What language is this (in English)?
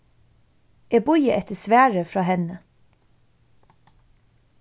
Faroese